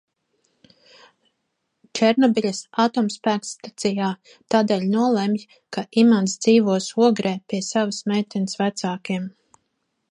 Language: Latvian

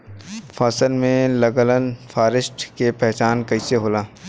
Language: Bhojpuri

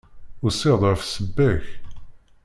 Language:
Kabyle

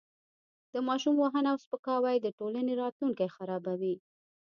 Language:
Pashto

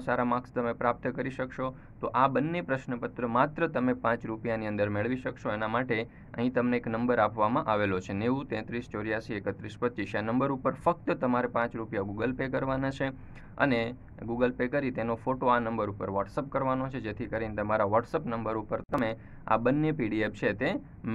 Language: Hindi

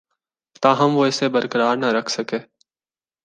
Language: Urdu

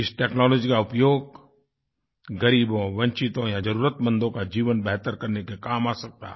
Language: Hindi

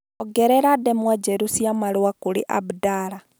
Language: Kikuyu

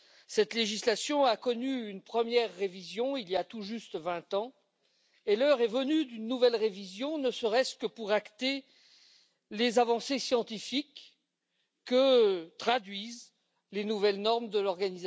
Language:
French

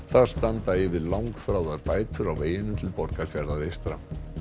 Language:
Icelandic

